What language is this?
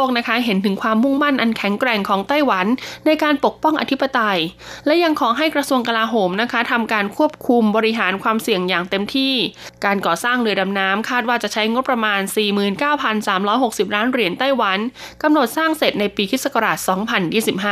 Thai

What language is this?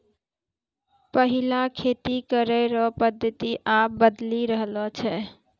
Maithili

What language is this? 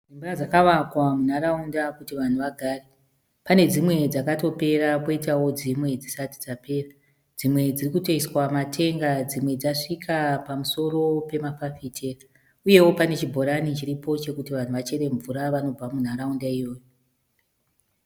Shona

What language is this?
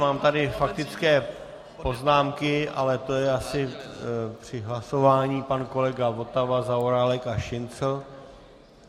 Czech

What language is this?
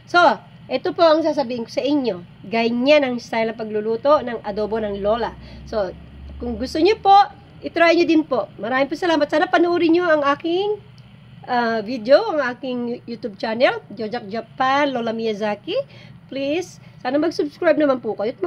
Filipino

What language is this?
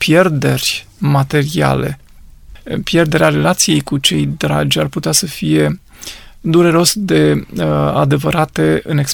Romanian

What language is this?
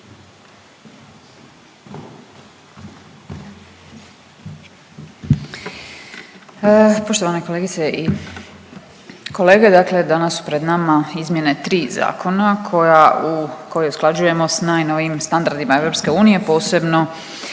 Croatian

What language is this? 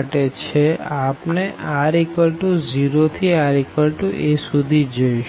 Gujarati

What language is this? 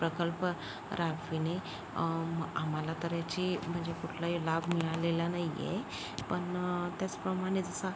Marathi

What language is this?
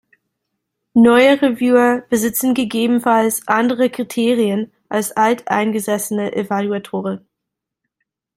German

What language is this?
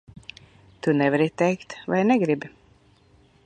Latvian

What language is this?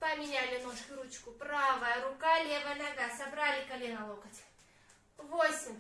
Russian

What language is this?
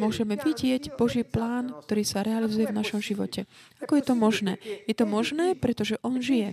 Slovak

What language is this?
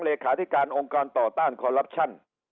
Thai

